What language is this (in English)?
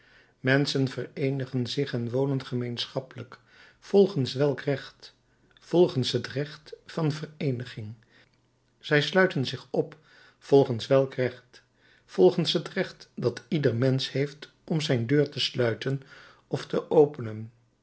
Dutch